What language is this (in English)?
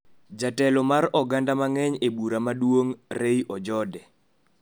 Luo (Kenya and Tanzania)